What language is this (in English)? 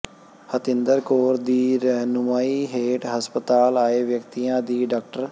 Punjabi